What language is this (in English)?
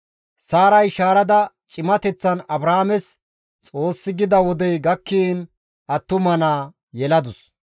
Gamo